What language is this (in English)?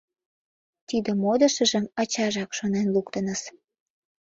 Mari